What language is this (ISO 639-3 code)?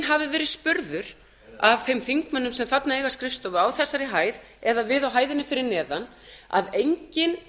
isl